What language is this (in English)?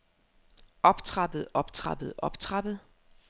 Danish